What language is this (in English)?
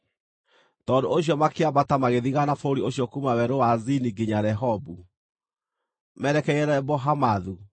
Kikuyu